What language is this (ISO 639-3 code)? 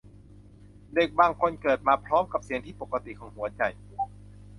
tha